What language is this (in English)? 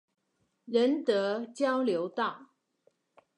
Chinese